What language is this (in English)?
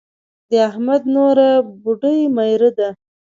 Pashto